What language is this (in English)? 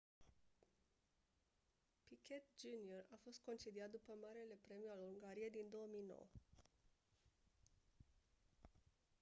Romanian